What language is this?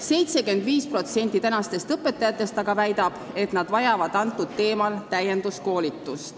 Estonian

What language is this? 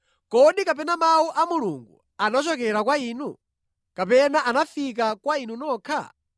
Nyanja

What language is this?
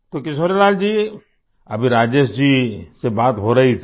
Hindi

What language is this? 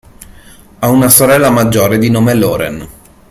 Italian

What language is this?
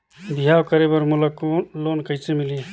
Chhattisgarhi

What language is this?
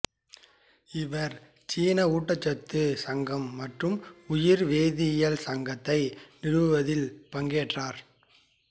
Tamil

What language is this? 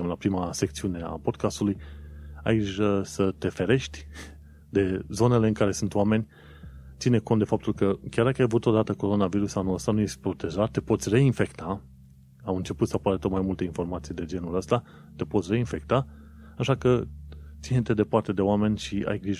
Romanian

